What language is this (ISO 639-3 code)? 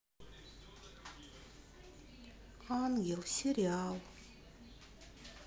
rus